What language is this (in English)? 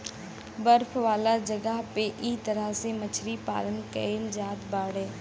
Bhojpuri